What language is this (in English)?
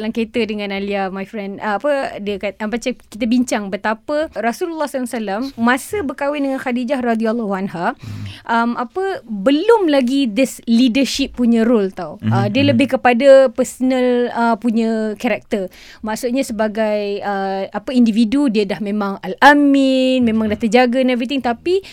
Malay